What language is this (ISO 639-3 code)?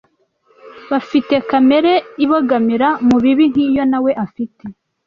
kin